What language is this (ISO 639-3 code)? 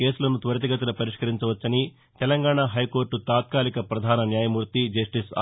tel